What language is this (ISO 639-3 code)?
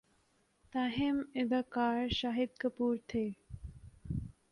urd